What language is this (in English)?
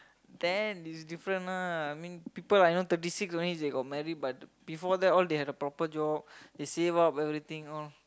English